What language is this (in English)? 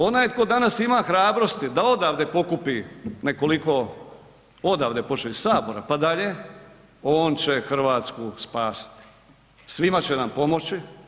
Croatian